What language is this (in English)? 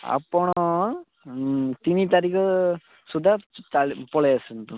Odia